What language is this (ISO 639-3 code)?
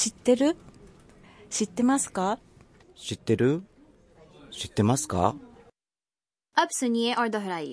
urd